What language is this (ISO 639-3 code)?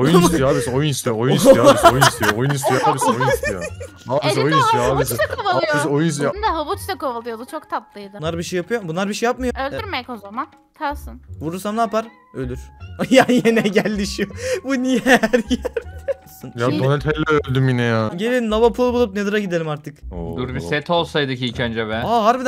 tur